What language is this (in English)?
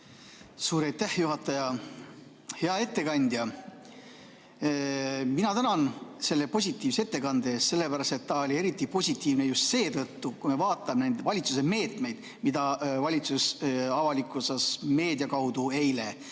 Estonian